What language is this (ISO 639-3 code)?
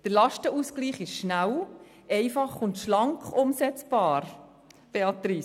gsw